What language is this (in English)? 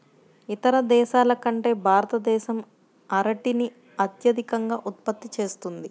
Telugu